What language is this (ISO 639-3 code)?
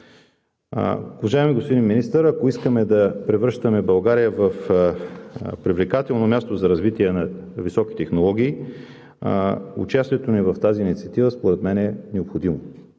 bul